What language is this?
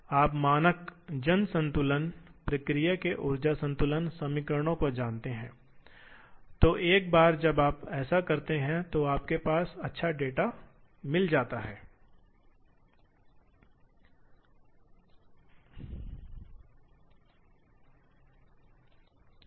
Hindi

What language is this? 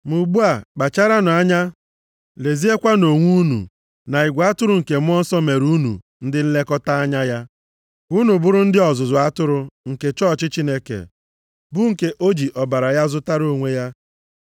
Igbo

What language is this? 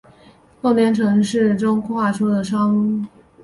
Chinese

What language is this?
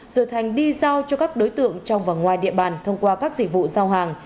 Vietnamese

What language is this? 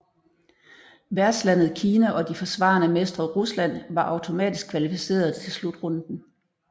Danish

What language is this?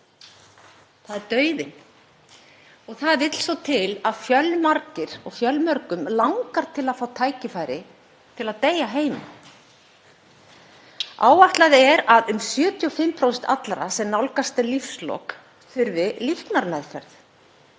Icelandic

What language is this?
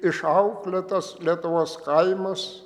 Lithuanian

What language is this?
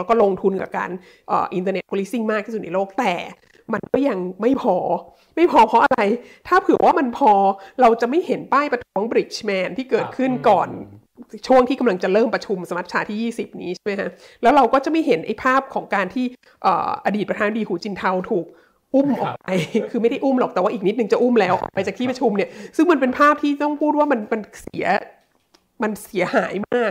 Thai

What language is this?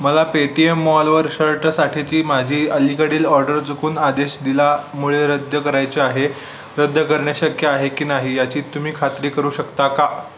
Marathi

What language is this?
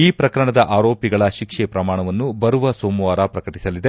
Kannada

